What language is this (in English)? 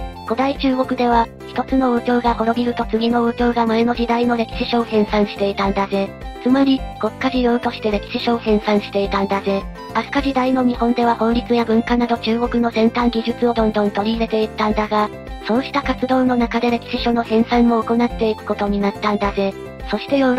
Japanese